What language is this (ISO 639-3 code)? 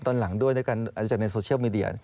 tha